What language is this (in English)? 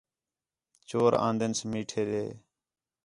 Khetrani